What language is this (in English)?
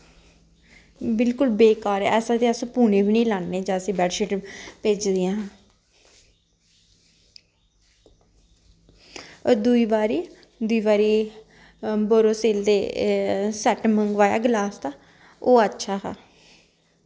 Dogri